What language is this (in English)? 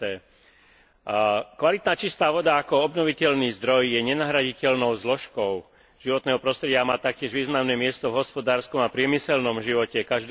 Slovak